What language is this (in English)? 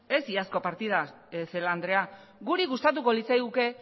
Basque